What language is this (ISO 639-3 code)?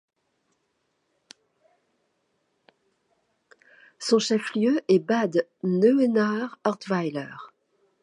fra